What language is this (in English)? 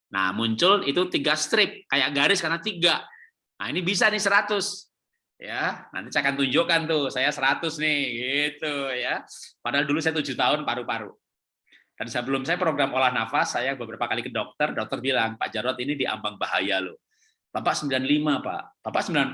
Indonesian